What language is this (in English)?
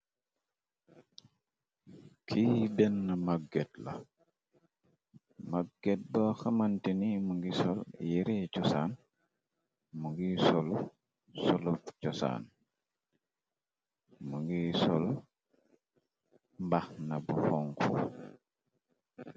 Wolof